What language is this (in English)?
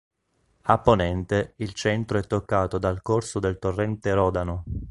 Italian